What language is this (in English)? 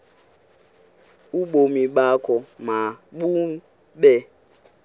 Xhosa